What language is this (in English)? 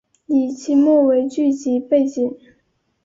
Chinese